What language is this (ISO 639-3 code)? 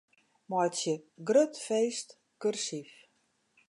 fry